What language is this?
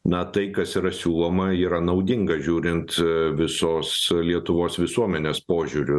Lithuanian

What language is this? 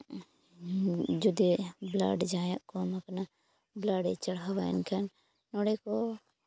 Santali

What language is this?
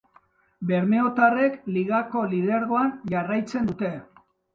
Basque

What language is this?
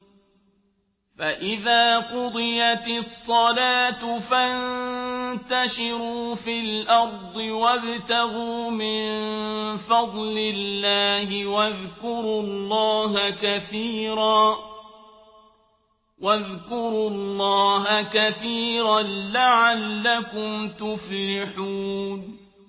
Arabic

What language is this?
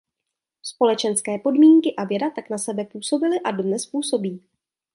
Czech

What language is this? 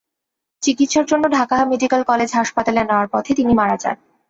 Bangla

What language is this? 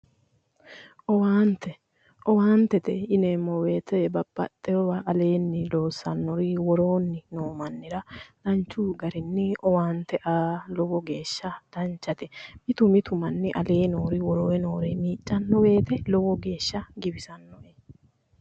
Sidamo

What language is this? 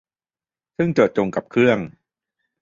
Thai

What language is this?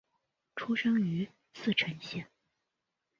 Chinese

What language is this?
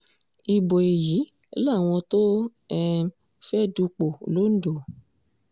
Yoruba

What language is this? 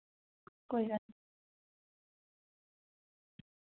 Dogri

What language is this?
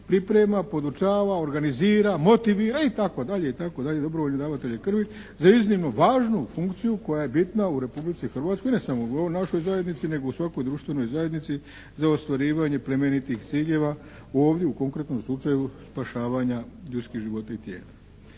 Croatian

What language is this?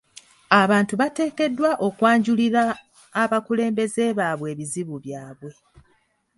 Ganda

